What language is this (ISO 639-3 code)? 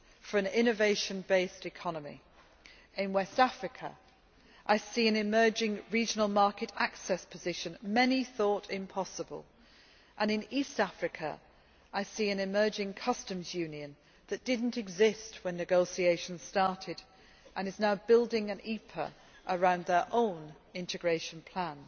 eng